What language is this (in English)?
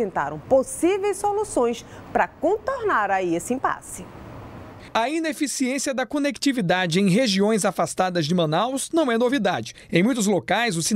Portuguese